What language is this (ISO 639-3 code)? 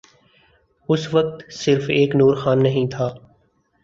urd